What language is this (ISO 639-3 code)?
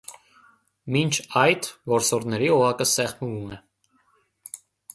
hye